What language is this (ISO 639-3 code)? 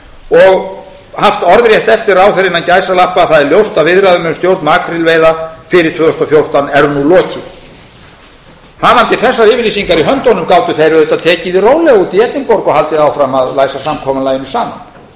isl